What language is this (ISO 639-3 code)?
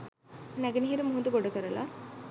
sin